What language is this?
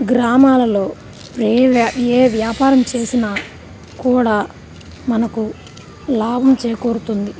Telugu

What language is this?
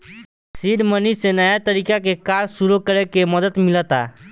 Bhojpuri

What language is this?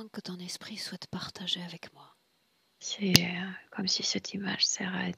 French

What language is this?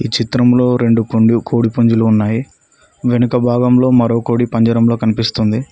Telugu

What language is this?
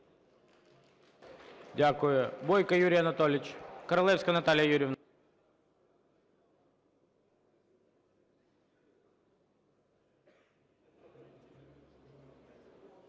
Ukrainian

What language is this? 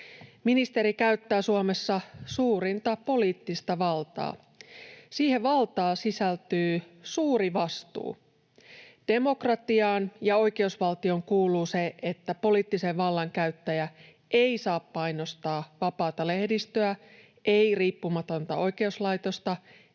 Finnish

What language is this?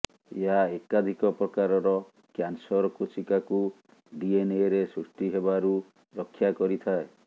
Odia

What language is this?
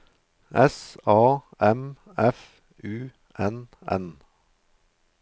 Norwegian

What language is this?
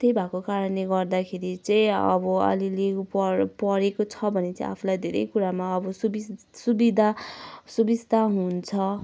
Nepali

